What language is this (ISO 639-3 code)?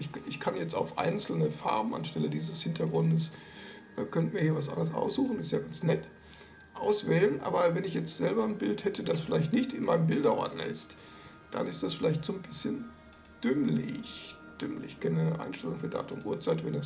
deu